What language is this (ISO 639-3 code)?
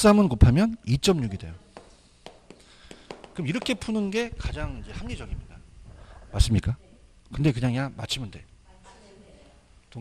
kor